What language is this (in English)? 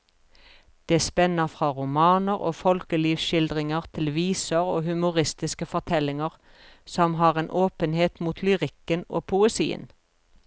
Norwegian